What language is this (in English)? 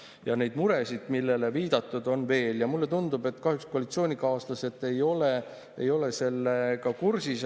Estonian